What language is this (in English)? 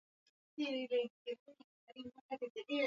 Swahili